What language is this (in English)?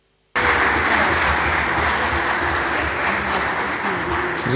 Serbian